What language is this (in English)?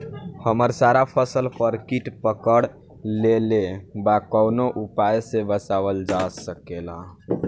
Bhojpuri